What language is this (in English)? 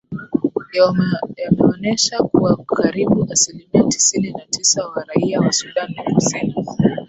Swahili